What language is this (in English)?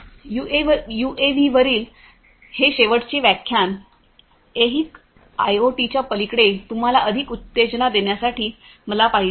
Marathi